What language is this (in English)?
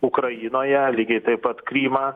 Lithuanian